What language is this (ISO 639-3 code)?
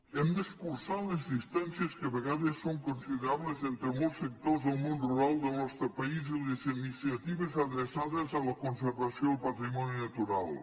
cat